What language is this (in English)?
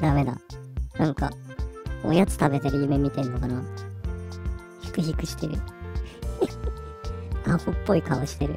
Japanese